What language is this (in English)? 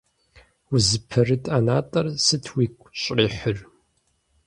Kabardian